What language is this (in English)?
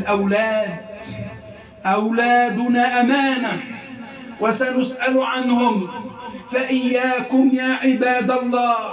Arabic